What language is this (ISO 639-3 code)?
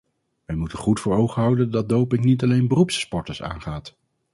nld